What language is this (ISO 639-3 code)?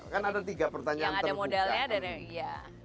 ind